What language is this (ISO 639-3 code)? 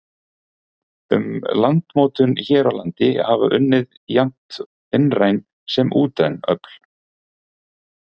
isl